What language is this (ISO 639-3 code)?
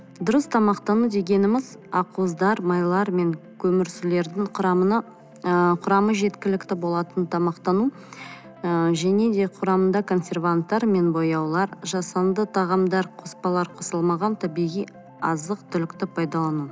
kaz